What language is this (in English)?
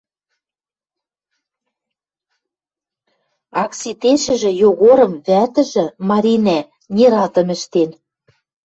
Western Mari